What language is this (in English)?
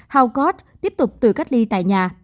Vietnamese